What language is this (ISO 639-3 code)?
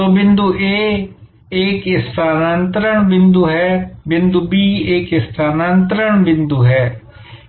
hin